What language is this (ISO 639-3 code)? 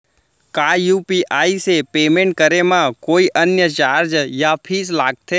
hne